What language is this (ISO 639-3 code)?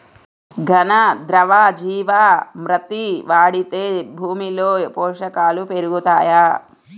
tel